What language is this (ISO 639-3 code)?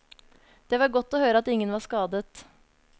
nor